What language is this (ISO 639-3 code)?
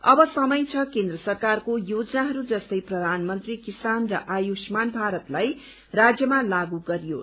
nep